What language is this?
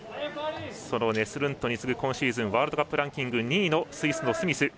Japanese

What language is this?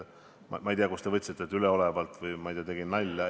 Estonian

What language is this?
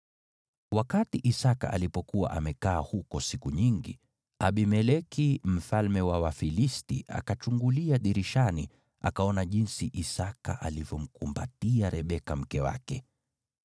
Swahili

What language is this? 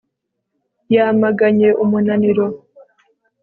Kinyarwanda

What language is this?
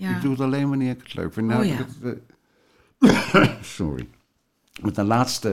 Dutch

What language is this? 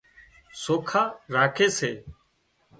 Wadiyara Koli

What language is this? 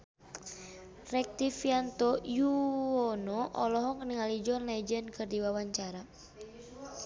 Sundanese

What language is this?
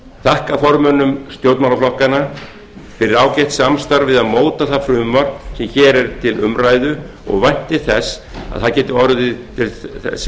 Icelandic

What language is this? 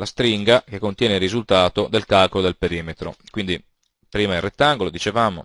Italian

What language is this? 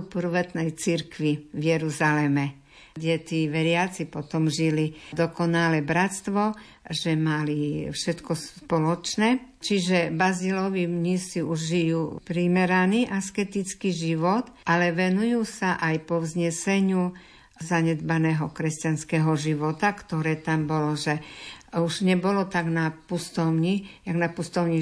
Slovak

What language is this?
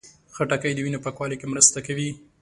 Pashto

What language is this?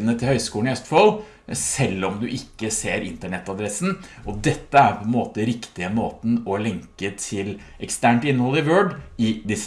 Norwegian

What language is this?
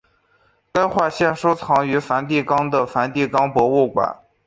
Chinese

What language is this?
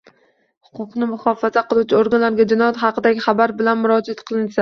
Uzbek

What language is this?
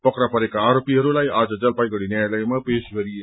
Nepali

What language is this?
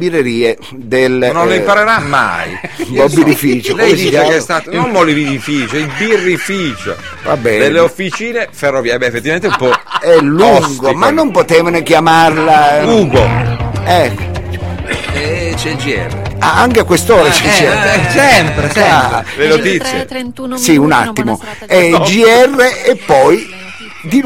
Italian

